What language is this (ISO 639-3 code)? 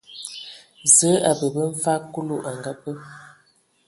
ewo